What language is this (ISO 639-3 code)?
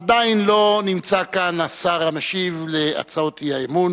heb